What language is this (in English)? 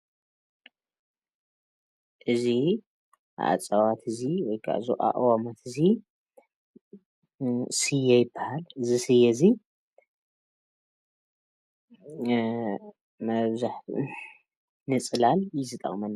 Tigrinya